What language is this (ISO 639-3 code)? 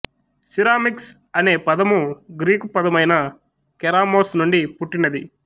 tel